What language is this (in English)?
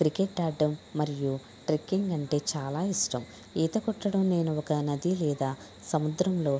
Telugu